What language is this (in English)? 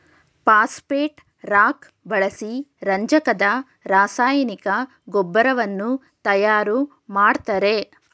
Kannada